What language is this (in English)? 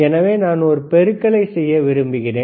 Tamil